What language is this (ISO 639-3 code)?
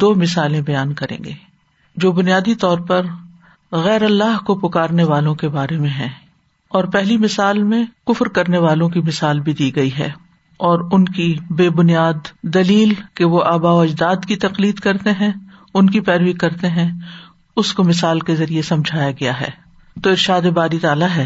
urd